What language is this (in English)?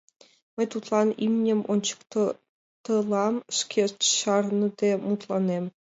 Mari